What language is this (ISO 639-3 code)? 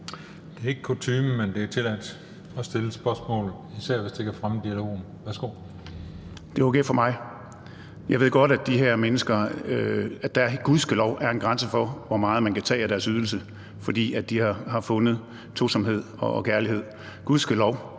dan